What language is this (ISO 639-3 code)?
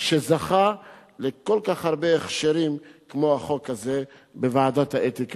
heb